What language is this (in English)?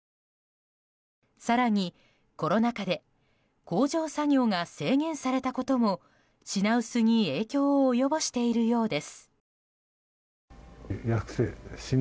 Japanese